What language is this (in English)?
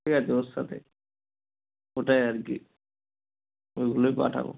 Bangla